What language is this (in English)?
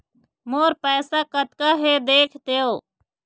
Chhattisgarhi